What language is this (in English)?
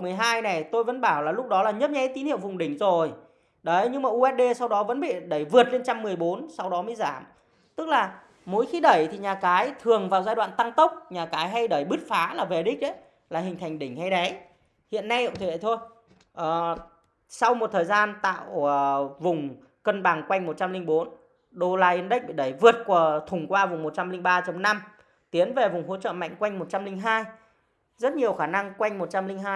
Vietnamese